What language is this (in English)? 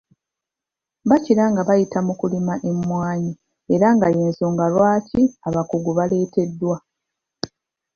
Ganda